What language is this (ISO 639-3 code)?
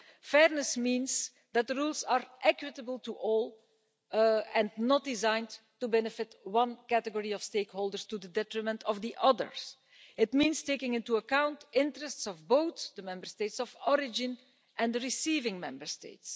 eng